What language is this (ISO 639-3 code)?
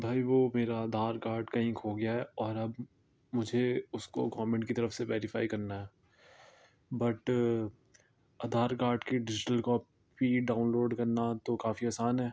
urd